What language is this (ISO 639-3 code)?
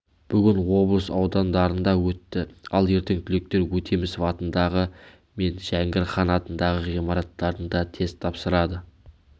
kaz